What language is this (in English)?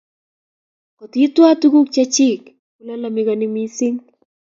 Kalenjin